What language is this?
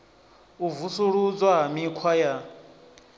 Venda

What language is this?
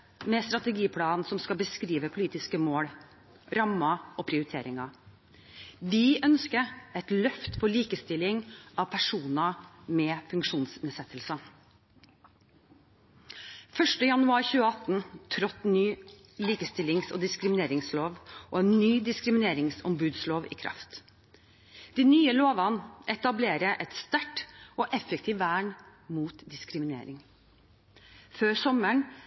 Norwegian Bokmål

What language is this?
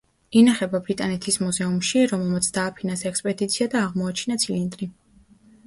Georgian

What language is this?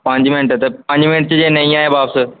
Punjabi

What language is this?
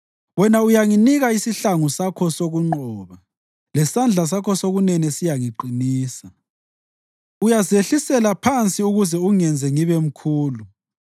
North Ndebele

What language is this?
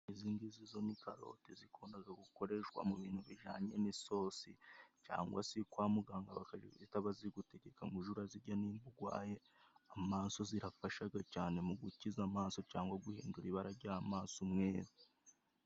Kinyarwanda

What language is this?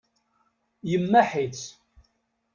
Kabyle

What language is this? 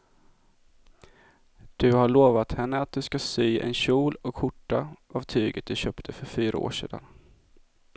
Swedish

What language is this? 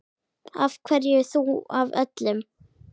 Icelandic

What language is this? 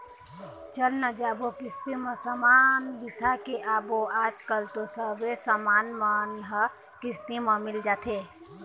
Chhattisgarhi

